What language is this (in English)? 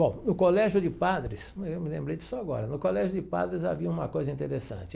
Portuguese